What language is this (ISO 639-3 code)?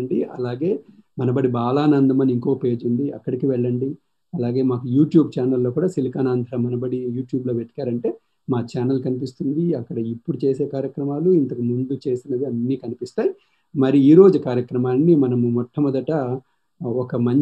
tel